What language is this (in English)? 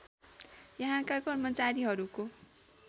Nepali